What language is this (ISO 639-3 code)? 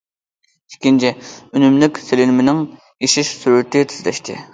uig